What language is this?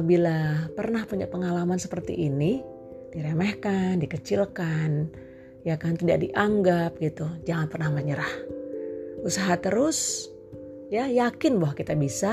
Indonesian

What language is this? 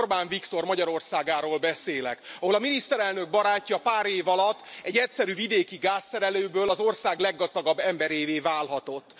Hungarian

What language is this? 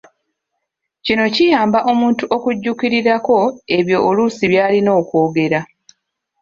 Ganda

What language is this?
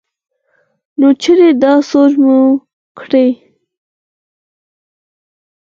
Pashto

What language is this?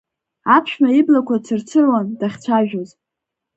Abkhazian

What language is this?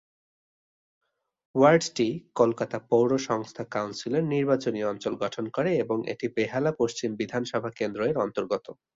Bangla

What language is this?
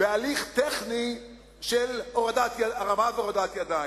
Hebrew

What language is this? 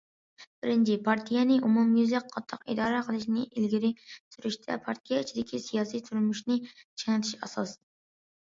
Uyghur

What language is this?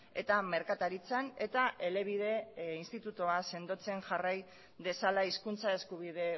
Basque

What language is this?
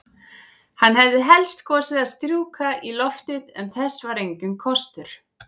Icelandic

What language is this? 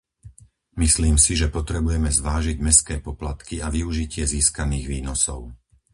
Slovak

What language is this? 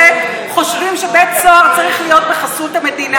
Hebrew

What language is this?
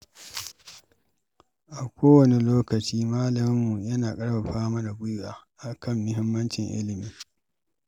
Hausa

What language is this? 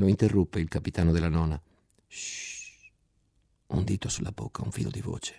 Italian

